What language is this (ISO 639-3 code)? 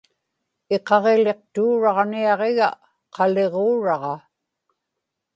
ipk